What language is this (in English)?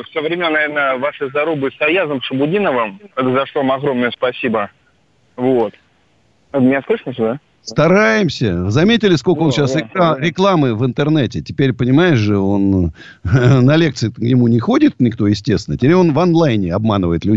Russian